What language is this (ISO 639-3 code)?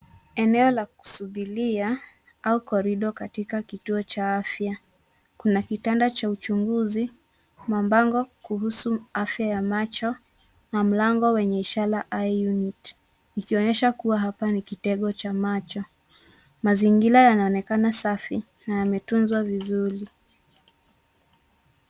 swa